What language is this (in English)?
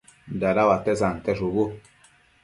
Matsés